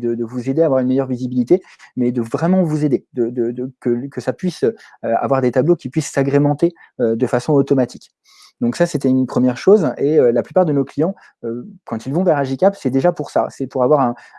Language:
French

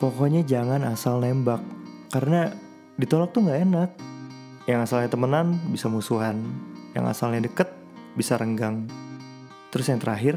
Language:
Indonesian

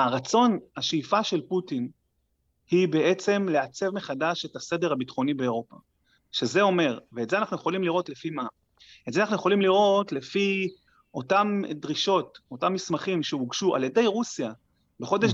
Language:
Hebrew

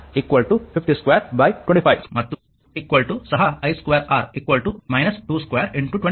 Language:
Kannada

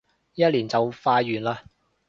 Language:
Cantonese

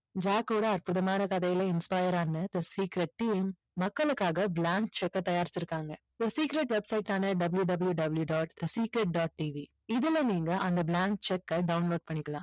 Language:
Tamil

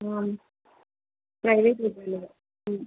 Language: Sanskrit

